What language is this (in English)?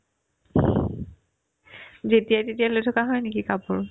Assamese